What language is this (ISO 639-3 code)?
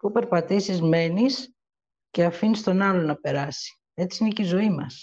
ell